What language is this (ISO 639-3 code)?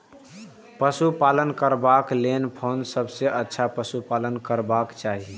mai